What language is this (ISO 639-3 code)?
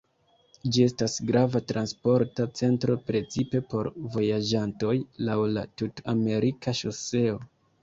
epo